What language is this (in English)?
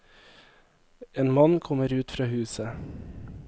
Norwegian